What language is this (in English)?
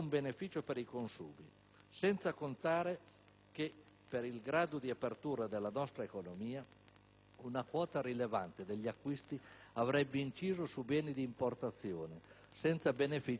Italian